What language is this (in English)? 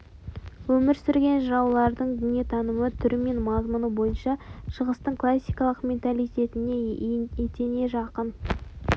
Kazakh